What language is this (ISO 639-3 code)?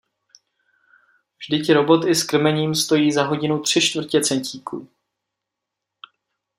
ces